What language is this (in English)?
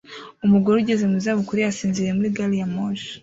Kinyarwanda